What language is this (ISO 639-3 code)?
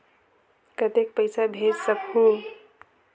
hne